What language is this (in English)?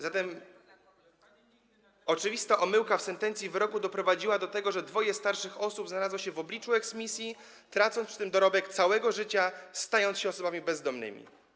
Polish